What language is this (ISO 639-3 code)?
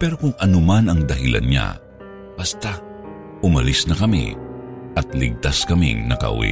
fil